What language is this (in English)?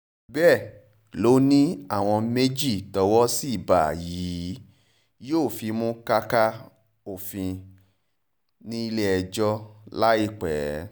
Yoruba